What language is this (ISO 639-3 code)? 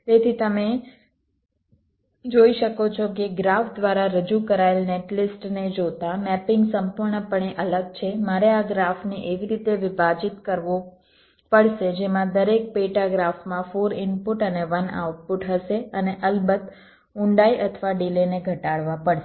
guj